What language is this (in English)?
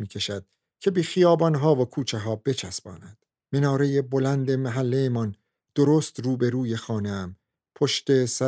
Persian